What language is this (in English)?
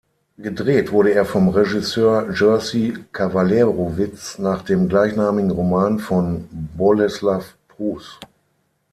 German